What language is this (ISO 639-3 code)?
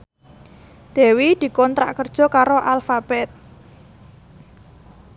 jav